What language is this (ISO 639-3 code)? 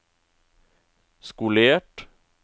nor